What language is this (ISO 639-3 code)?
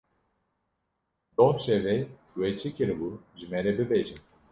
kur